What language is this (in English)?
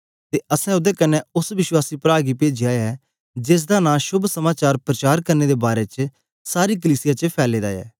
Dogri